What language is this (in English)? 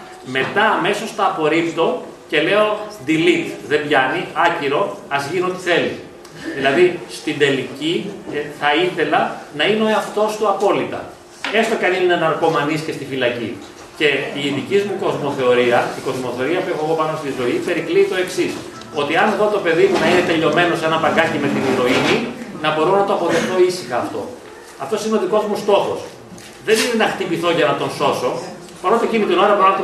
Greek